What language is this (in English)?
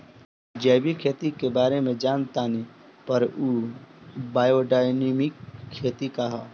Bhojpuri